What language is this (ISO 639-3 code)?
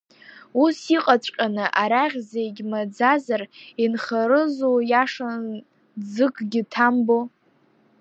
abk